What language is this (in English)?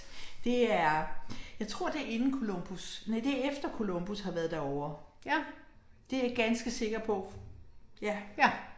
Danish